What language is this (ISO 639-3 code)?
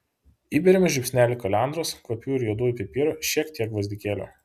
lit